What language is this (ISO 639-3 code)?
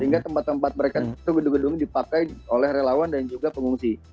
ind